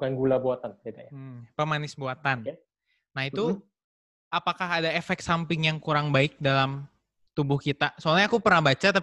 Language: Indonesian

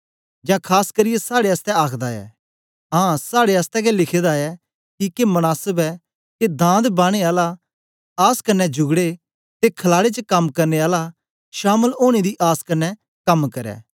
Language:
Dogri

